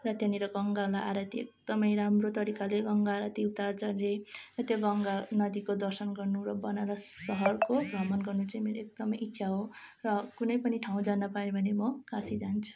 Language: Nepali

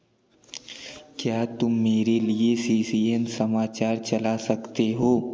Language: Hindi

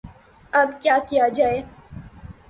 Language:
Urdu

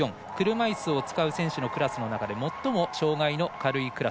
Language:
Japanese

